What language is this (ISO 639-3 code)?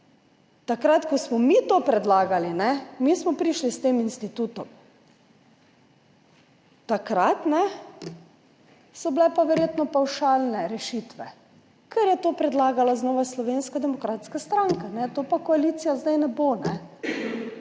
slv